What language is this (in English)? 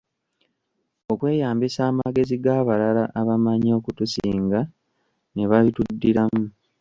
Ganda